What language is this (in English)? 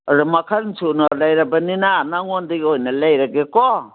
Manipuri